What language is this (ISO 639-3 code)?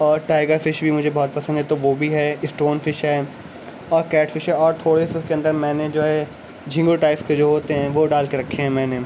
urd